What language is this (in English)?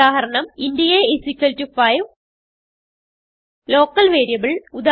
Malayalam